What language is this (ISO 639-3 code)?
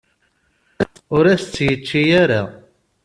kab